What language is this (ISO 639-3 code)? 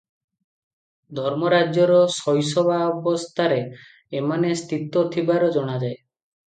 ori